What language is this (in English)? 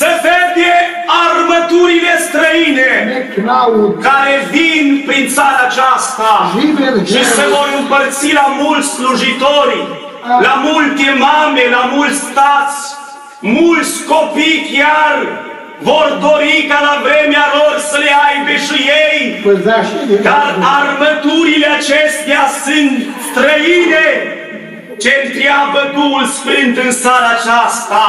Romanian